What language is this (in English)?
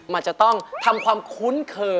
Thai